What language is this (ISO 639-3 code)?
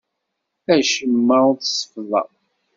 kab